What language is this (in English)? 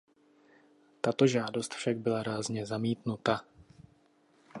Czech